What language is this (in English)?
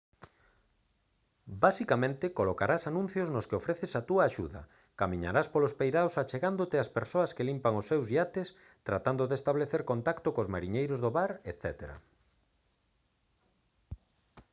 Galician